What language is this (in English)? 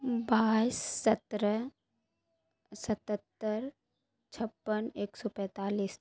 Urdu